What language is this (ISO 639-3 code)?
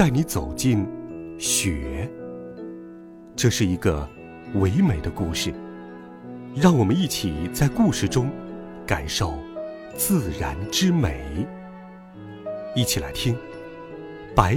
zho